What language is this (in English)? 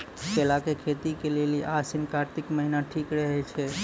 Maithili